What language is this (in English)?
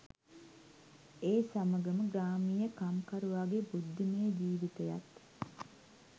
Sinhala